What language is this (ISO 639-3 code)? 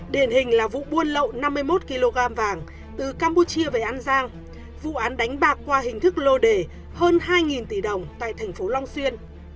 vie